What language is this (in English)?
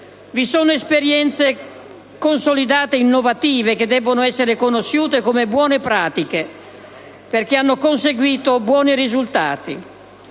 Italian